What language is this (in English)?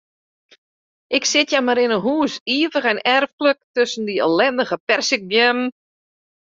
Western Frisian